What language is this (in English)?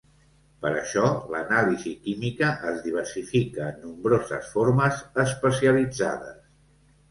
Catalan